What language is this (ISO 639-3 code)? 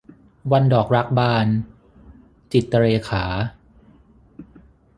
tha